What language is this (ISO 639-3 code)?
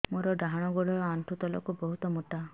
ori